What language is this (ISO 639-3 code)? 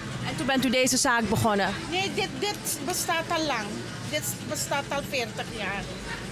nld